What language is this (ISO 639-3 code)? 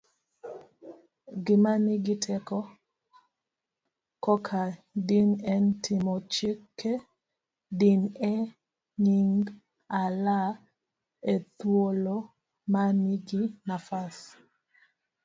luo